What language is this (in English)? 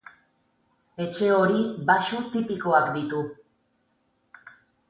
Basque